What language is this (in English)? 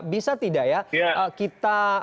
Indonesian